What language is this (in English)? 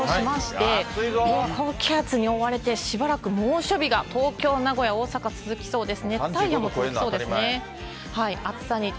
Japanese